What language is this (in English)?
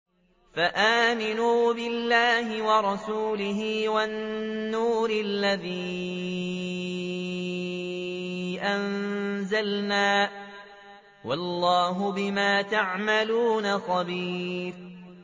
Arabic